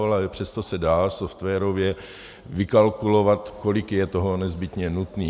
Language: Czech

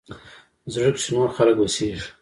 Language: Pashto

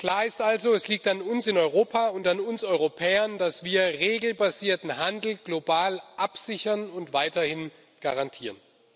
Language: German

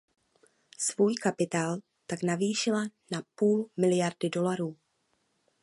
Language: Czech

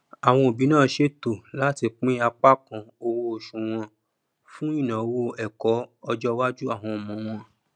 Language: Yoruba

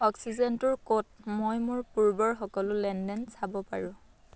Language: Assamese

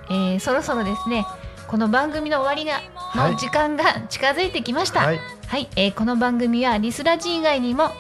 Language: Japanese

